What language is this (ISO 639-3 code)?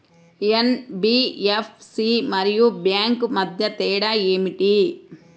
tel